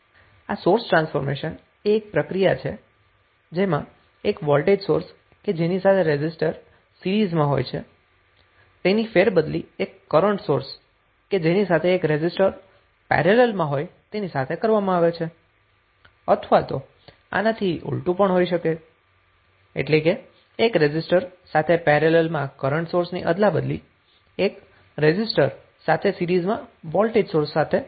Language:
Gujarati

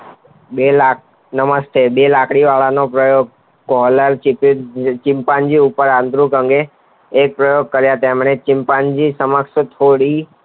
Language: Gujarati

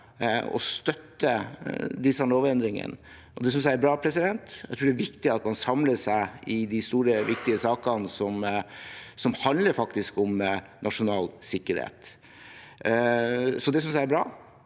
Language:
Norwegian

